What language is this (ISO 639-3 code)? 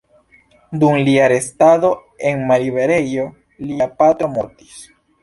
epo